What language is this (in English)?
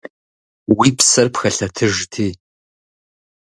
Kabardian